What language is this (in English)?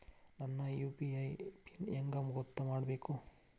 Kannada